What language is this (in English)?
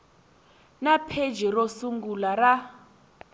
Tsonga